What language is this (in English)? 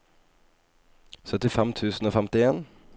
Norwegian